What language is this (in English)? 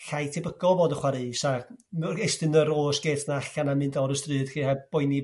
Welsh